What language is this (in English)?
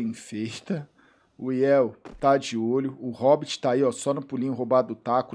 Portuguese